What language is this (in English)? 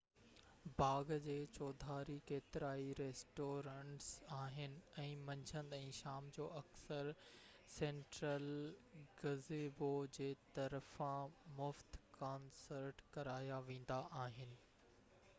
Sindhi